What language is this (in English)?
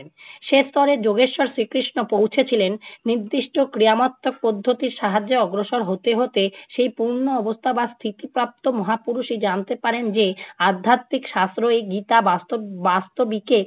Bangla